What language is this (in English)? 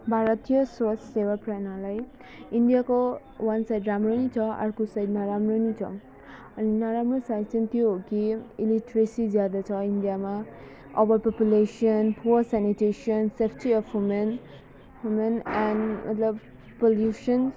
Nepali